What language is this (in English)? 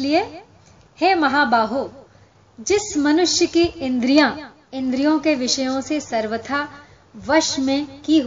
Hindi